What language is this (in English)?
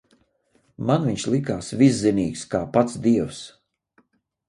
Latvian